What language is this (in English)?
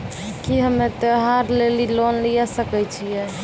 Maithili